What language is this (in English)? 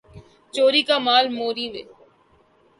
Urdu